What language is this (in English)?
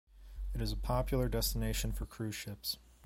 English